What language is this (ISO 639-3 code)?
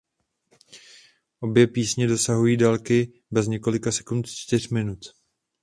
ces